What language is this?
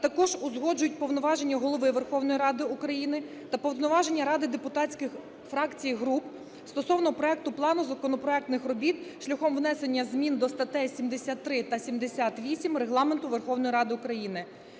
Ukrainian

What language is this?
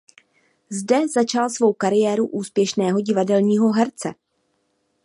Czech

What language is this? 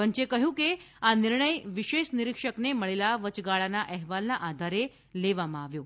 Gujarati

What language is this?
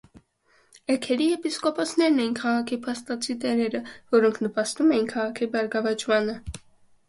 Armenian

